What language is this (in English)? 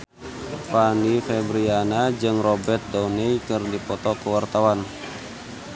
Sundanese